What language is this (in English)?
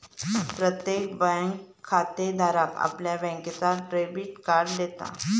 Marathi